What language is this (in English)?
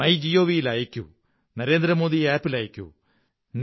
Malayalam